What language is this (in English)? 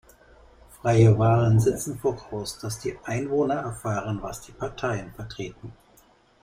German